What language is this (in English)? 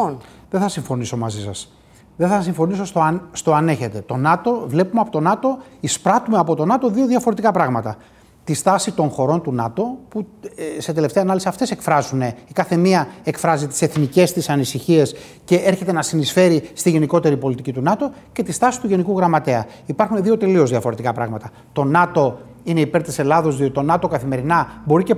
Greek